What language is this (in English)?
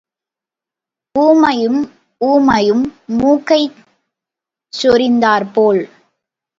Tamil